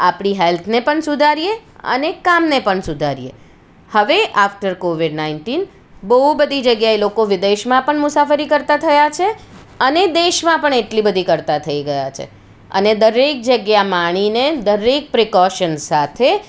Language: Gujarati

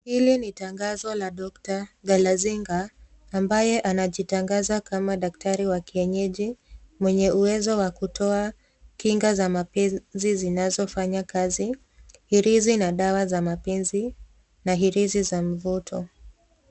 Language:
Swahili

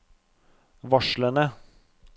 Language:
Norwegian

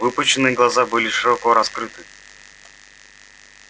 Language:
Russian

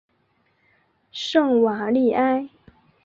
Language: Chinese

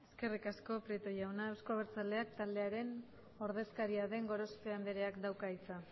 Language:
Basque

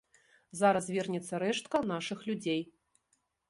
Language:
Belarusian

